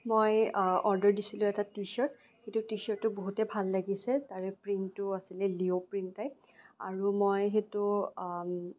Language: Assamese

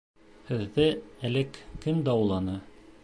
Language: Bashkir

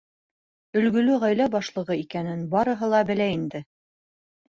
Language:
Bashkir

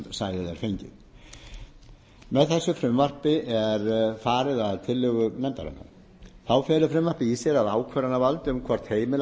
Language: Icelandic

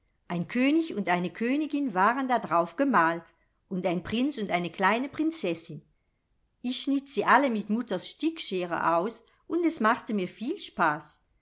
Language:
German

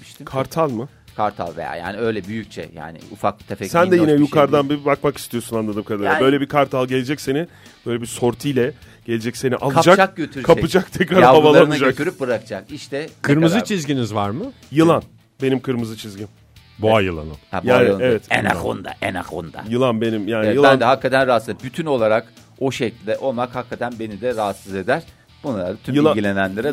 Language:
Turkish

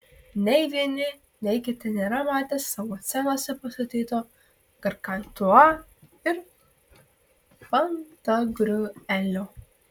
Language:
Lithuanian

